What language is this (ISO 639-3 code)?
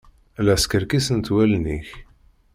kab